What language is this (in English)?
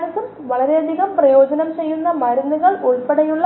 Malayalam